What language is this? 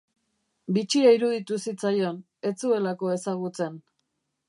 Basque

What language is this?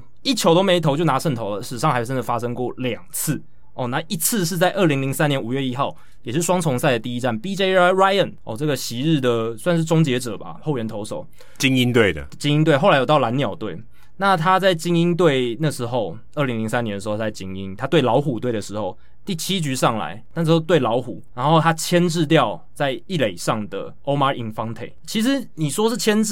Chinese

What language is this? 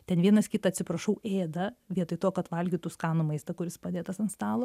Lithuanian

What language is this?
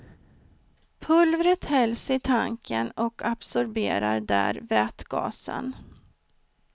Swedish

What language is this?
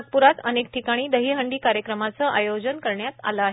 Marathi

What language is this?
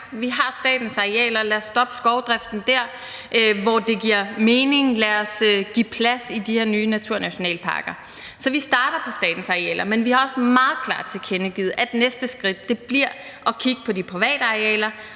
Danish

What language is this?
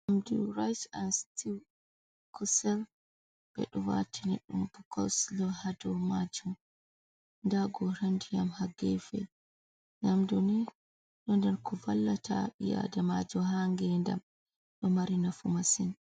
Fula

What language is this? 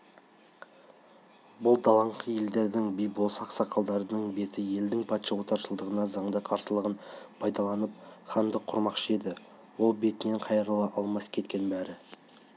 Kazakh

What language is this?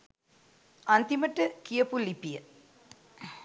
Sinhala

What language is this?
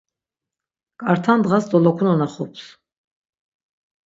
Laz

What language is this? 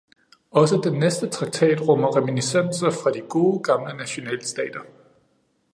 Danish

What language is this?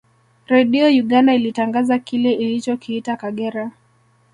Swahili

